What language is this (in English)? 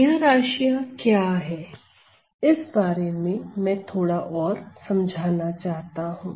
Hindi